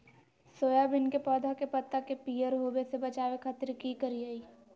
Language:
Magahi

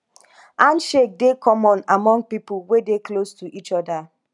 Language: Nigerian Pidgin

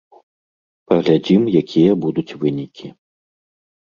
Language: Belarusian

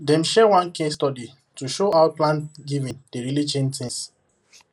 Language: Nigerian Pidgin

